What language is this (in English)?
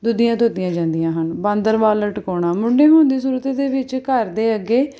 Punjabi